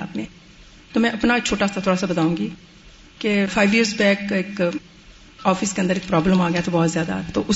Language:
Urdu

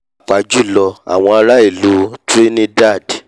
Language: Yoruba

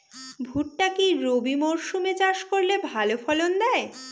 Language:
Bangla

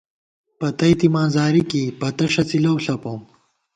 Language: Gawar-Bati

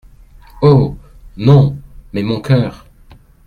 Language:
French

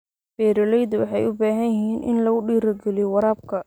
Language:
Somali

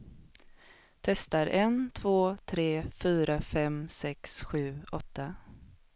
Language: Swedish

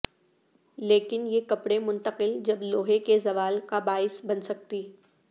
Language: Urdu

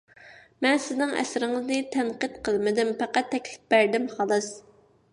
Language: Uyghur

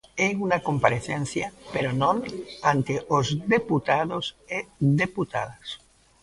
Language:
Galician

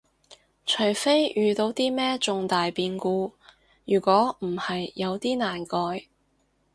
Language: Cantonese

